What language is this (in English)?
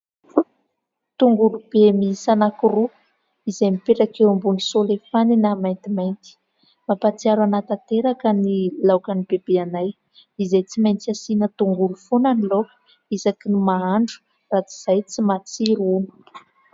Malagasy